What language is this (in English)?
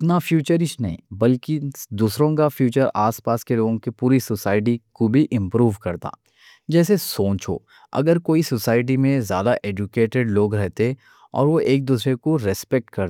Deccan